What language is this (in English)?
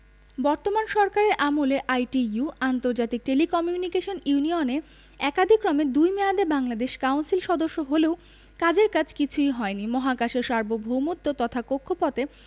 Bangla